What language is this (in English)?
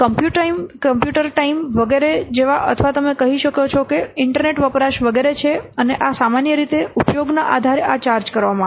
Gujarati